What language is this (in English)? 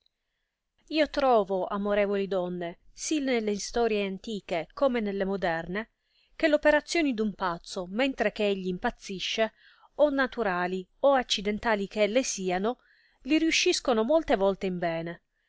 Italian